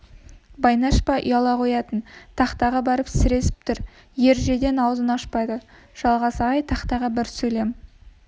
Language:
Kazakh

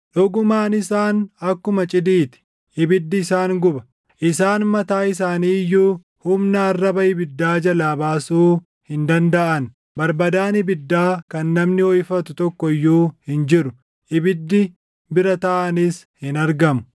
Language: Oromo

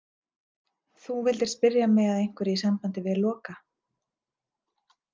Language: Icelandic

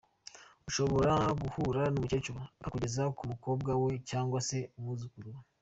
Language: Kinyarwanda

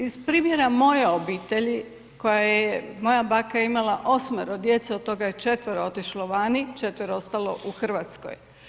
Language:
Croatian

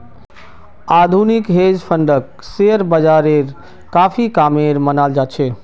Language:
Magahi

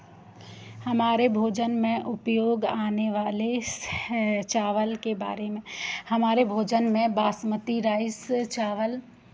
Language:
Hindi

